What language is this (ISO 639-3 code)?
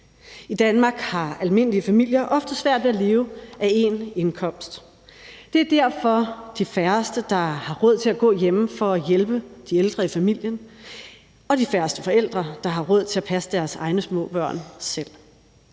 dan